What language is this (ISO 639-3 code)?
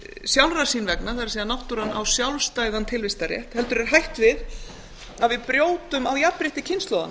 isl